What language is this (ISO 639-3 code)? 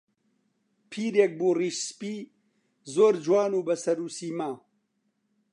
ckb